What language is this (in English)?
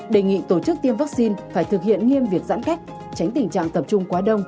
Vietnamese